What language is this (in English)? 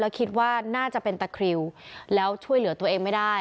Thai